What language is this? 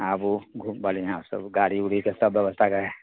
Maithili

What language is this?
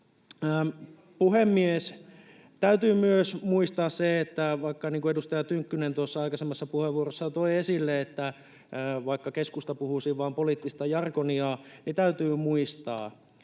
Finnish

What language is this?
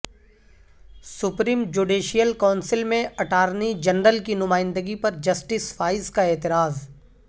Urdu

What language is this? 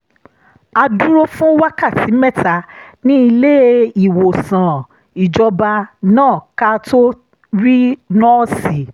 Yoruba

